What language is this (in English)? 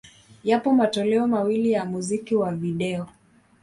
Swahili